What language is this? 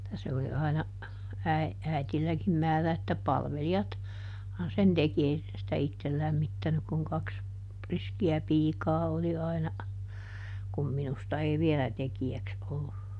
Finnish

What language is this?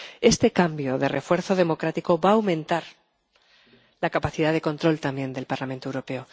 Spanish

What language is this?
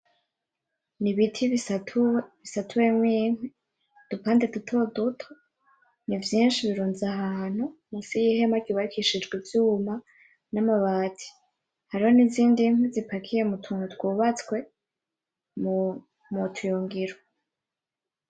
Rundi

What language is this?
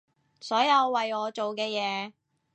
Cantonese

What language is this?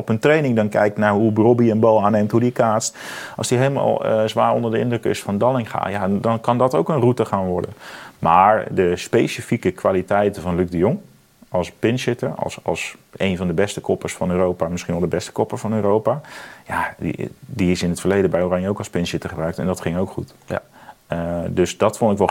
Dutch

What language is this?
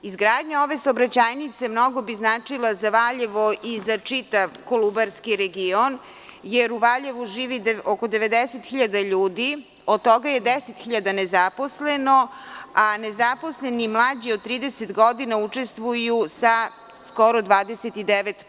Serbian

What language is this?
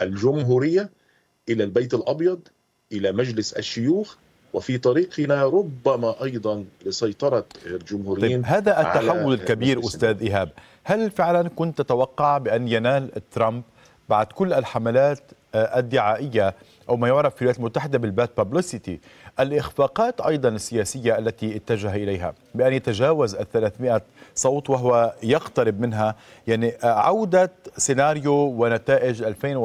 Arabic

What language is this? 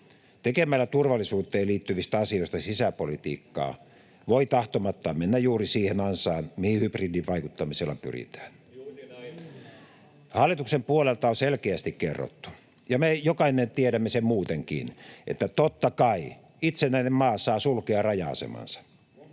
Finnish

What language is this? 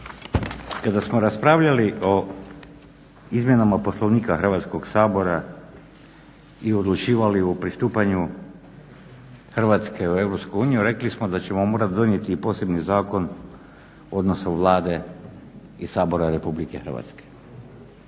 Croatian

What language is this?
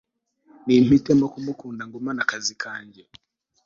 Kinyarwanda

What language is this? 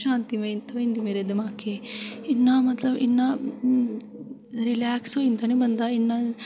Dogri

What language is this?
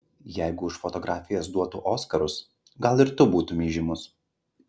Lithuanian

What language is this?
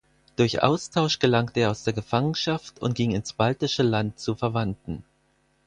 German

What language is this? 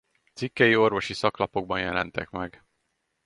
Hungarian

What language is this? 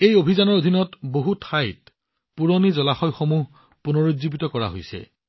Assamese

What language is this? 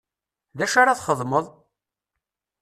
Kabyle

